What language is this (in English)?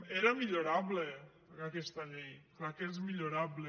Catalan